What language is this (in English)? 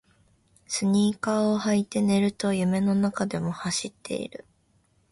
Japanese